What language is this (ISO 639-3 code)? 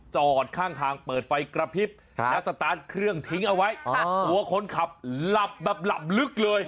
tha